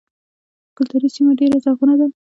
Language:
Pashto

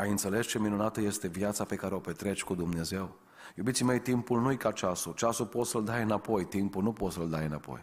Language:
Romanian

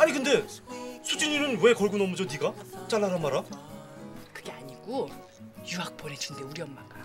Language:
Korean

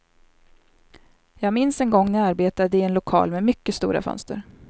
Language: Swedish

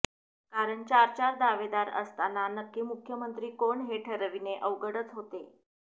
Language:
Marathi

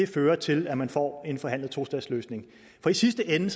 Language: Danish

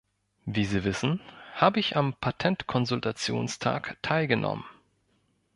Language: German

